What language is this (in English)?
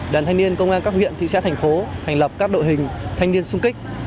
Vietnamese